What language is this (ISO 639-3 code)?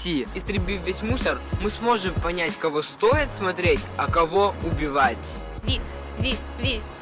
rus